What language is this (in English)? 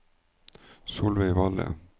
Norwegian